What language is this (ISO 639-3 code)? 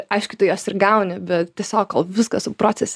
lit